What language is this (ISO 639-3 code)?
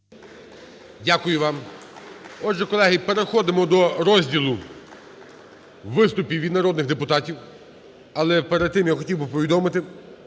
ukr